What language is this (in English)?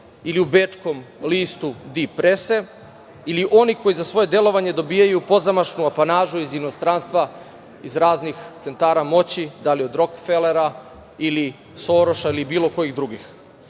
Serbian